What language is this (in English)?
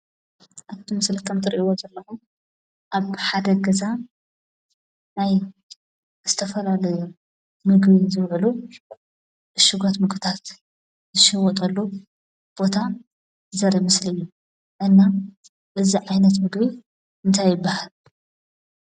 Tigrinya